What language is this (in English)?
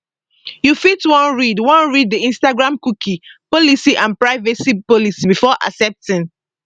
Nigerian Pidgin